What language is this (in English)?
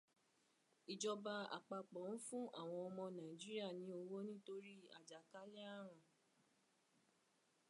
Yoruba